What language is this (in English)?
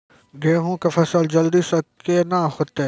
Maithili